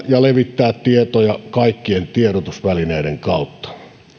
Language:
Finnish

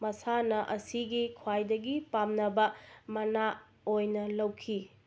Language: Manipuri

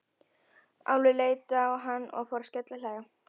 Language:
Icelandic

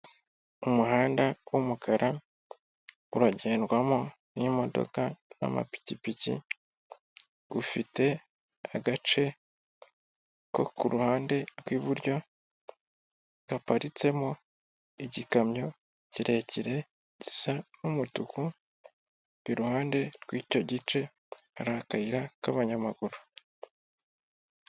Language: Kinyarwanda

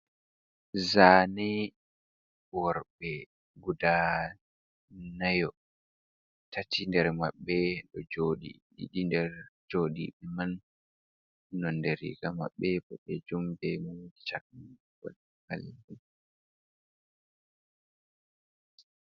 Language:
Fula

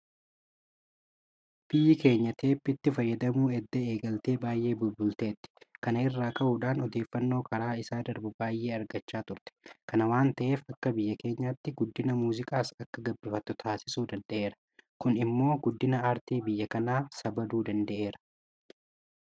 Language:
Oromo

